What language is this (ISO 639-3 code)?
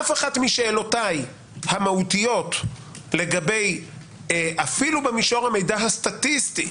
heb